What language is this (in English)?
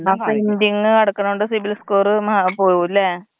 Malayalam